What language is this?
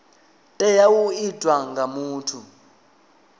Venda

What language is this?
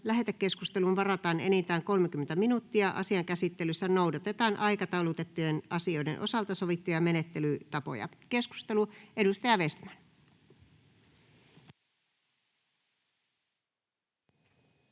Finnish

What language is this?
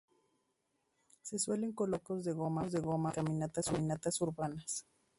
Spanish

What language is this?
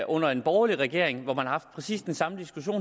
Danish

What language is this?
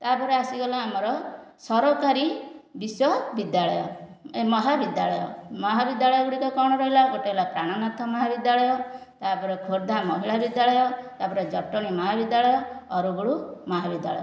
Odia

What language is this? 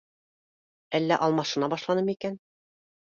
Bashkir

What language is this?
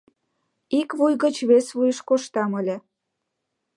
Mari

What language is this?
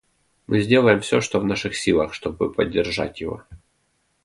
Russian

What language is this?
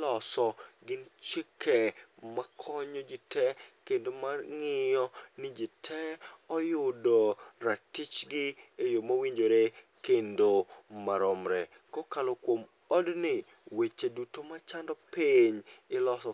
Luo (Kenya and Tanzania)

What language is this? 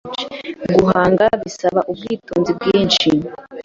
Kinyarwanda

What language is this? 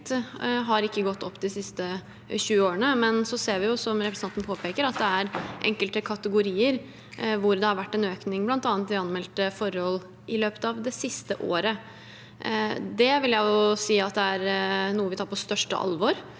Norwegian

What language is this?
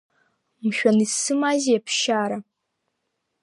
Abkhazian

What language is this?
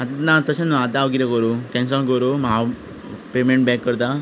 Konkani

